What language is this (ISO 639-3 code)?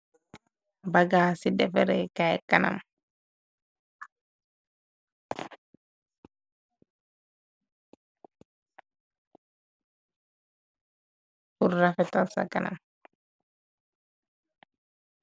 wol